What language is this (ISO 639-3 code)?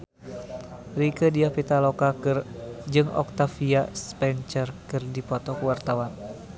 sun